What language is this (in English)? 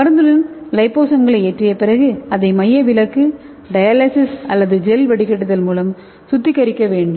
Tamil